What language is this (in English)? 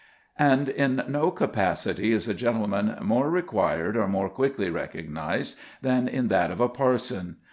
English